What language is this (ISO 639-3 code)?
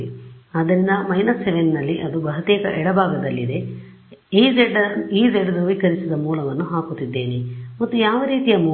kan